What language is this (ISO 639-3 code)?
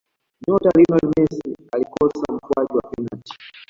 swa